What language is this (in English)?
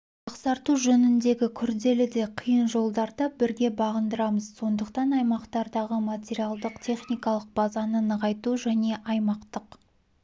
Kazakh